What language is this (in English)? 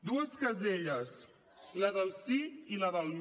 Catalan